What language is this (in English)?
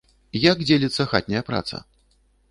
Belarusian